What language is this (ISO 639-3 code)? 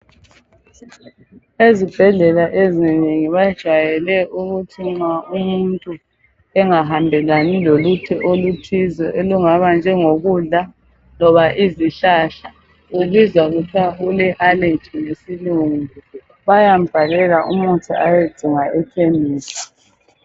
nde